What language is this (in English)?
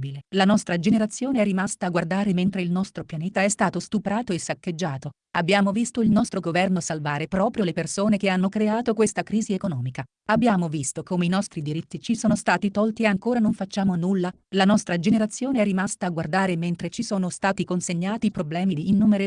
Italian